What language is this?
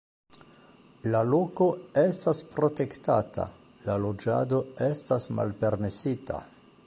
Esperanto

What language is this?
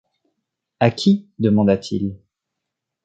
French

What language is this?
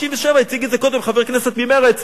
Hebrew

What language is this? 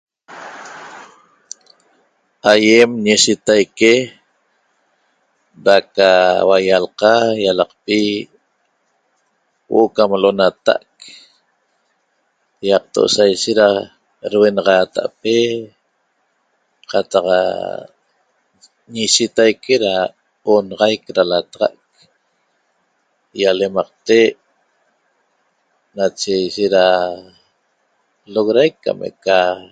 Toba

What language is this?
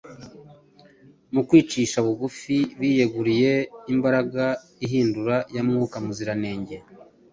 Kinyarwanda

